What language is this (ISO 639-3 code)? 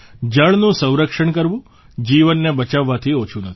guj